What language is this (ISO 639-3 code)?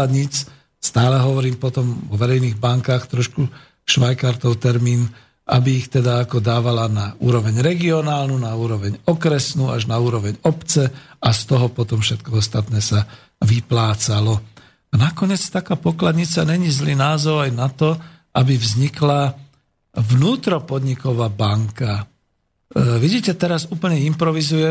slk